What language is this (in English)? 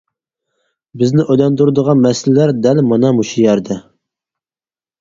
Uyghur